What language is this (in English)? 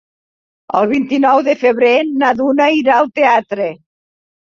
Catalan